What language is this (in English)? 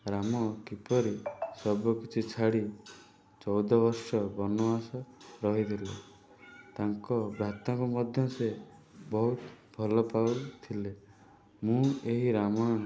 Odia